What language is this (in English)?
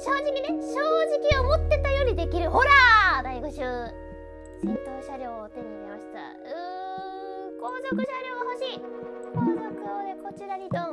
Japanese